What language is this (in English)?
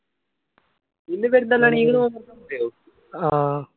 Malayalam